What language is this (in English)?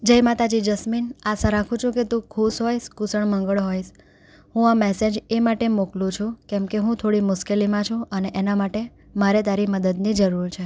Gujarati